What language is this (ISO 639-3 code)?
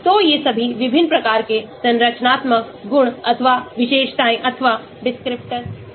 hin